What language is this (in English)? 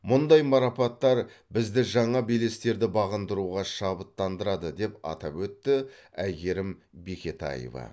Kazakh